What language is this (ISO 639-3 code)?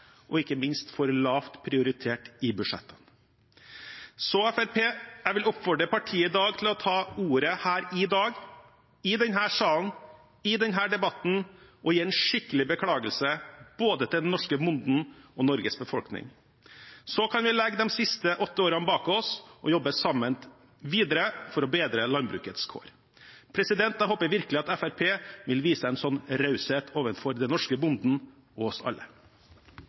nob